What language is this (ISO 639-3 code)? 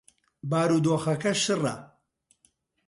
ckb